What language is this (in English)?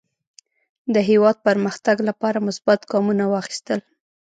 Pashto